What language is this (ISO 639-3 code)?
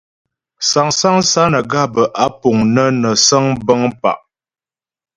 bbj